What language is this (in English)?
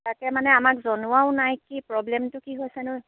Assamese